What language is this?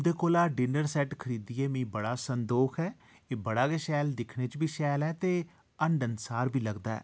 Dogri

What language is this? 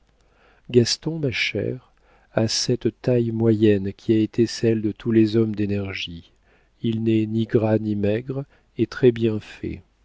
French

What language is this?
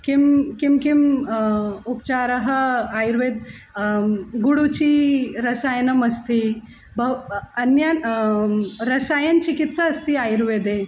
Sanskrit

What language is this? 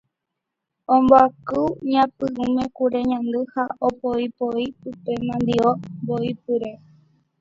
Guarani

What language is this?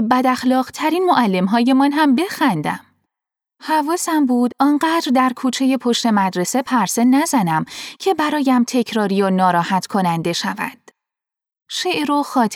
Persian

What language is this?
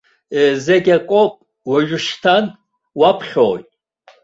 Abkhazian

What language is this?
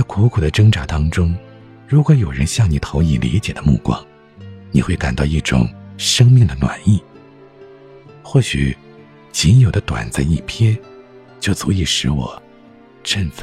Chinese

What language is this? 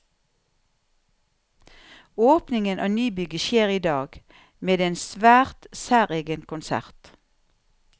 Norwegian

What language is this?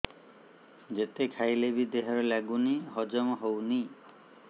Odia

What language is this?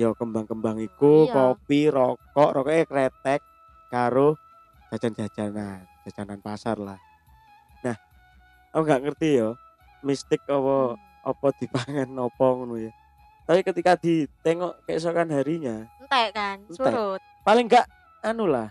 Indonesian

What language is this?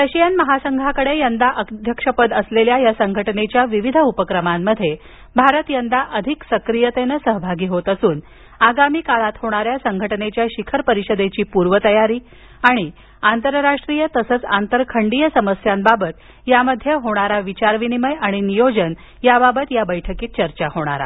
Marathi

